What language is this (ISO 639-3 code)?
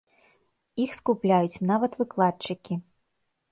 bel